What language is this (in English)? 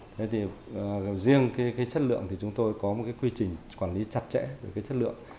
Vietnamese